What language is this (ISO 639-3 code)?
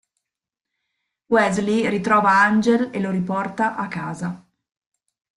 ita